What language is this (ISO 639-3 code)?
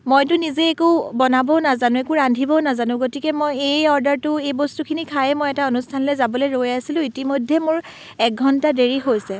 asm